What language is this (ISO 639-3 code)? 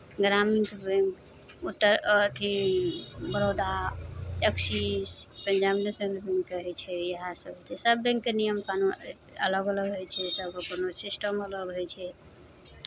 mai